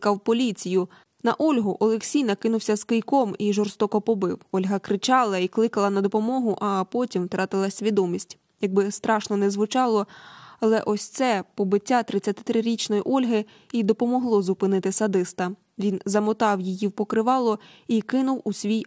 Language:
Ukrainian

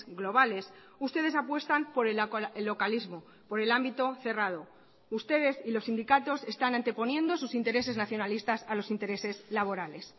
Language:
Spanish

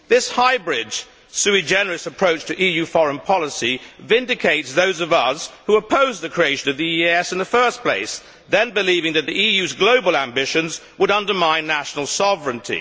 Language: English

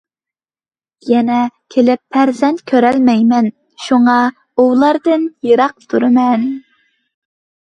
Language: Uyghur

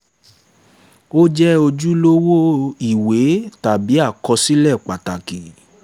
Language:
Yoruba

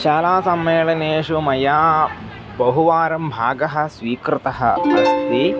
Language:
Sanskrit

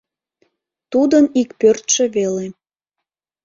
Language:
Mari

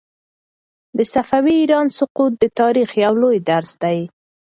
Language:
Pashto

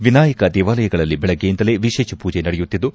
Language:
Kannada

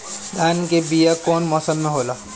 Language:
Bhojpuri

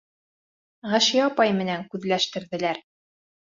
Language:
Bashkir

